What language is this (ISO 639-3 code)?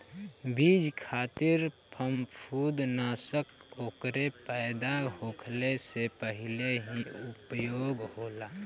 bho